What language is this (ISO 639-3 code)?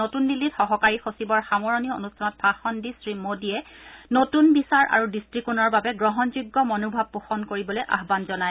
asm